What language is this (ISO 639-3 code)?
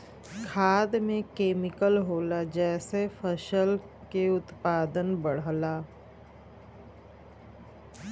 bho